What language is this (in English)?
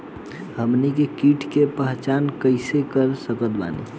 Bhojpuri